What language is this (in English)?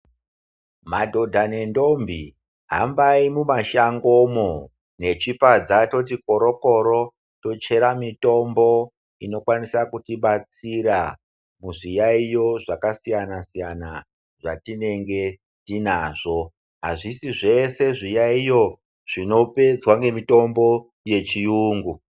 Ndau